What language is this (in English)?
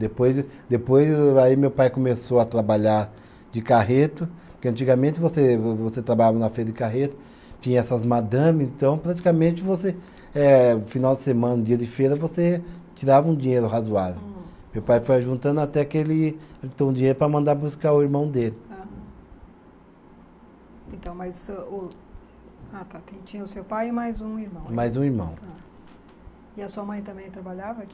Portuguese